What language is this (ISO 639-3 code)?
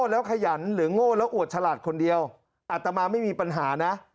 tha